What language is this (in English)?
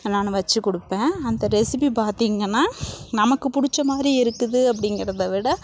Tamil